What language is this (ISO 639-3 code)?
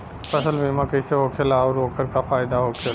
bho